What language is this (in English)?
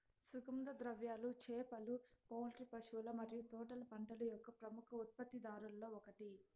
Telugu